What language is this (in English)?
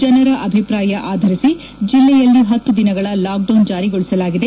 Kannada